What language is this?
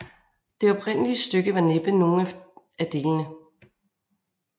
Danish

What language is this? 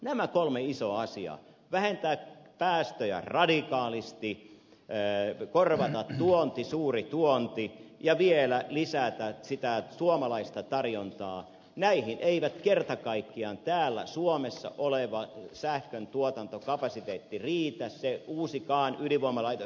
Finnish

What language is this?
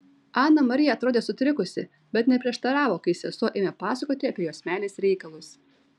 Lithuanian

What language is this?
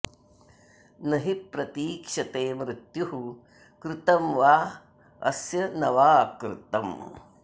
Sanskrit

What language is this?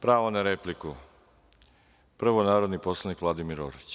Serbian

